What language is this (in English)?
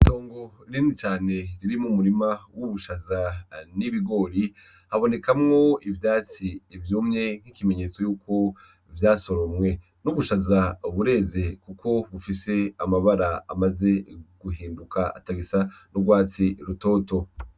Rundi